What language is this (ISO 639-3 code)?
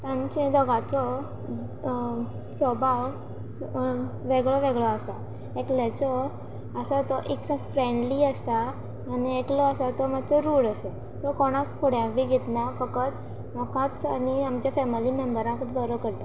kok